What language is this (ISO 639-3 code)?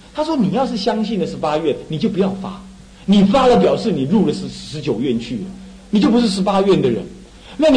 zho